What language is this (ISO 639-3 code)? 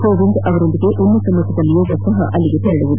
kan